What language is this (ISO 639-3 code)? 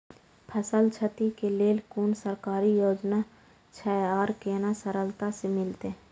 mai